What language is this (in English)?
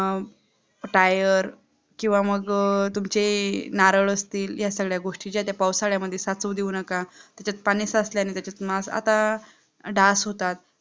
Marathi